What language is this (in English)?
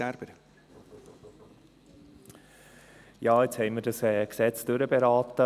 Swiss German